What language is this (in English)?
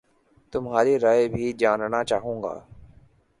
Urdu